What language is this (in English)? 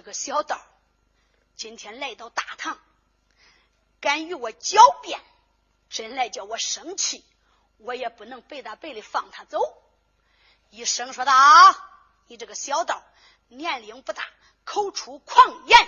Chinese